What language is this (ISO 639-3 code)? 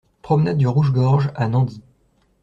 fra